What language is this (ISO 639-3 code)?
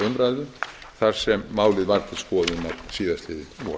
isl